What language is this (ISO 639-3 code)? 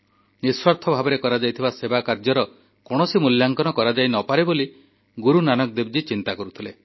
ori